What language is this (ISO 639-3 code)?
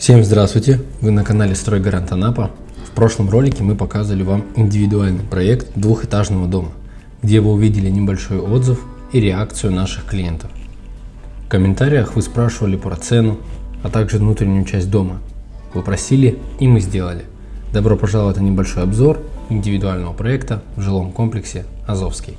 rus